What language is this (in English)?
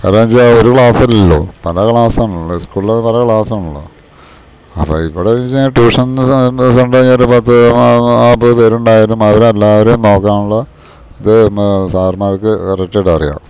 Malayalam